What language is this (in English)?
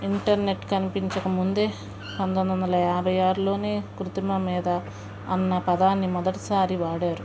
Telugu